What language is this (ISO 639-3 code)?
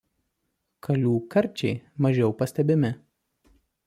lit